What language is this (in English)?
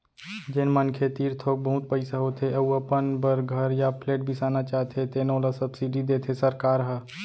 Chhattisgarhi